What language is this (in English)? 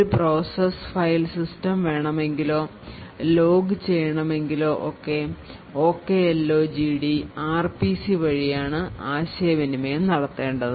Malayalam